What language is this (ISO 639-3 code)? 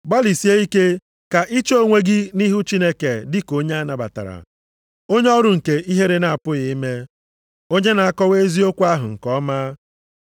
ibo